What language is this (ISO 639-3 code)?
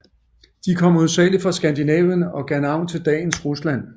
dan